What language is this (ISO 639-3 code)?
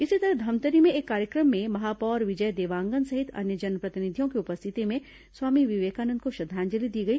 hin